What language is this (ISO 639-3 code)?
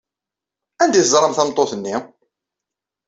kab